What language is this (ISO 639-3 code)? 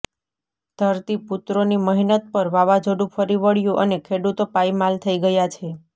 guj